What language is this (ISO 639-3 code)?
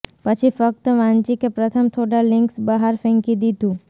guj